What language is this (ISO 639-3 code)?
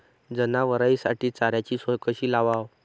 mar